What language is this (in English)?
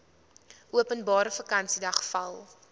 Afrikaans